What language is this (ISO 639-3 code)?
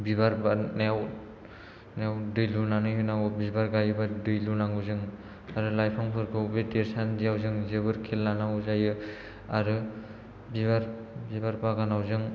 brx